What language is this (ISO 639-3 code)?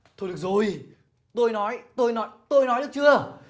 vie